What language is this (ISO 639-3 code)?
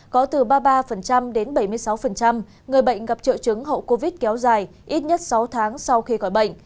vie